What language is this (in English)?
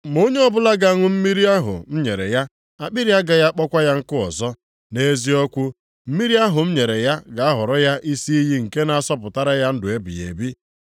Igbo